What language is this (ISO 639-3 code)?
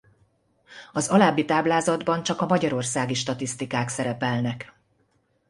hun